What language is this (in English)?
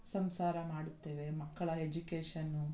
Kannada